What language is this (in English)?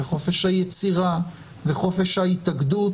Hebrew